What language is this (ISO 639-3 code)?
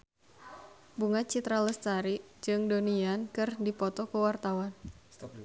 sun